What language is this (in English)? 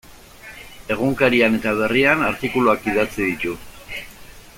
Basque